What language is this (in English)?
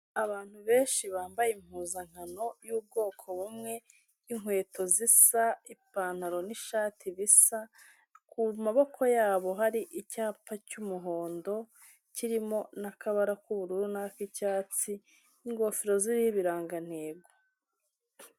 Kinyarwanda